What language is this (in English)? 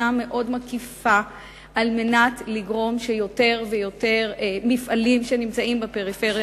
Hebrew